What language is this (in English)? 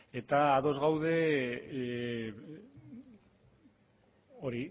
Basque